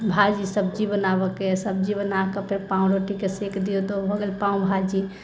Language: Maithili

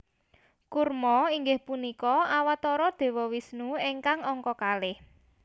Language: Javanese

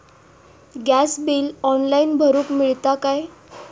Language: Marathi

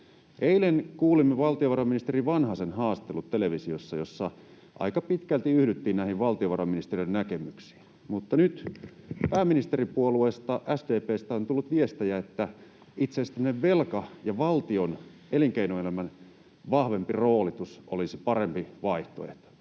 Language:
Finnish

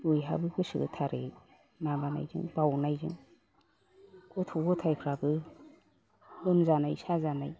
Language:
Bodo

